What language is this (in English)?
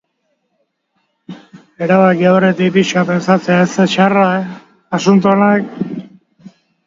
Basque